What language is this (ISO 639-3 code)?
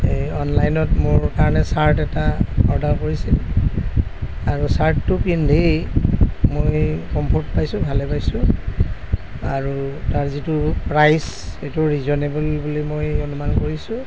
asm